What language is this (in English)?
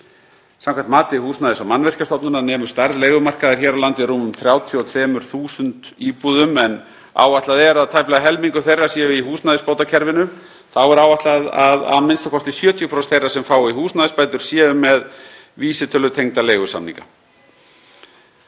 Icelandic